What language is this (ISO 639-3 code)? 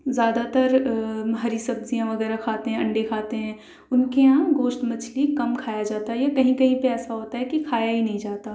urd